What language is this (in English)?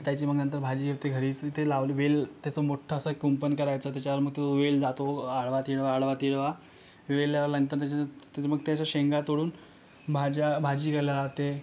Marathi